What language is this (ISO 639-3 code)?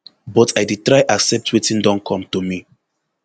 pcm